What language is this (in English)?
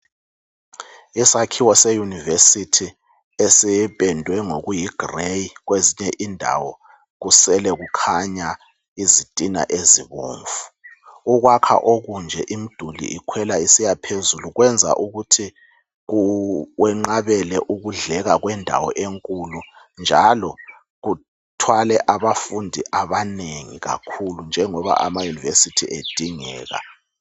North Ndebele